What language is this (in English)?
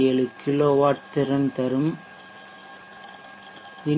Tamil